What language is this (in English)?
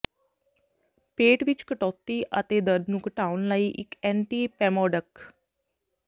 Punjabi